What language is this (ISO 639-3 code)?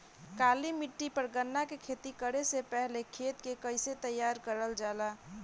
bho